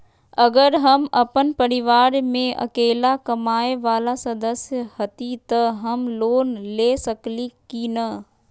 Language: Magahi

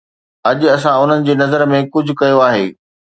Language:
Sindhi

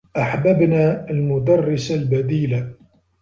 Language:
Arabic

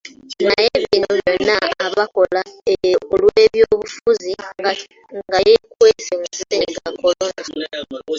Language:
Ganda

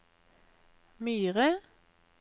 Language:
Norwegian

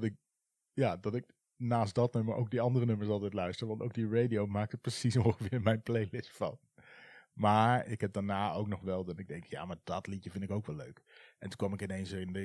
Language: Dutch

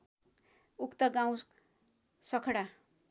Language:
Nepali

